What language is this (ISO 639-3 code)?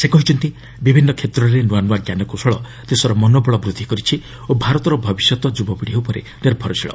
ori